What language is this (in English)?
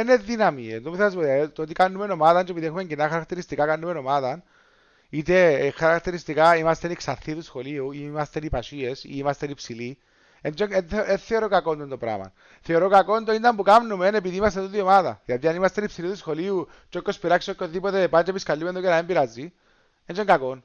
Greek